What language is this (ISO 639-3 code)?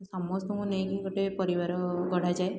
ori